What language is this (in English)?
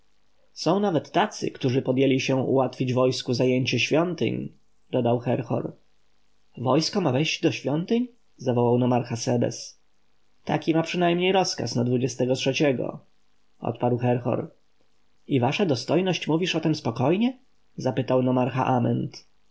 Polish